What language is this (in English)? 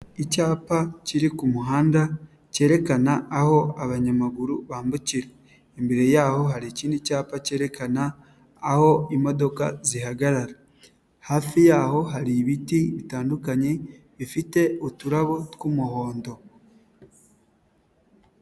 Kinyarwanda